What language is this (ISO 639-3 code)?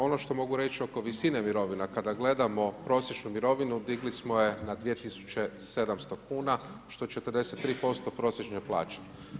hrv